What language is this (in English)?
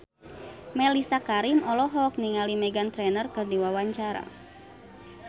Sundanese